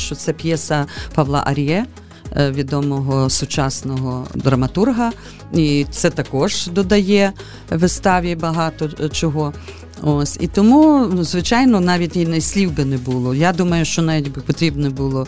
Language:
Ukrainian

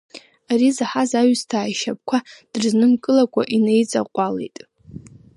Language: Abkhazian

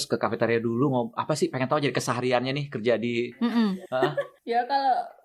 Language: Indonesian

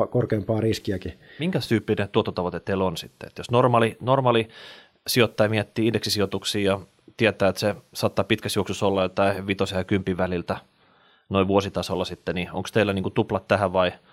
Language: Finnish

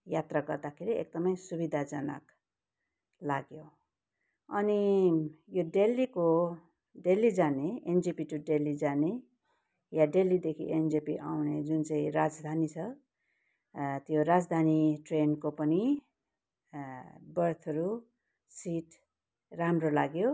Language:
Nepali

